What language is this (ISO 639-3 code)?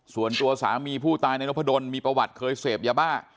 tha